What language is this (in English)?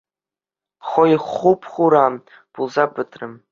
Chuvash